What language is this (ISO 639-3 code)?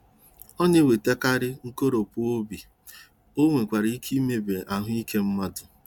ibo